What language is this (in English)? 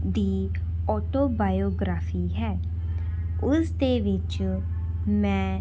Punjabi